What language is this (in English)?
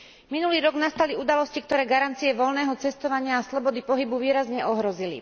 Slovak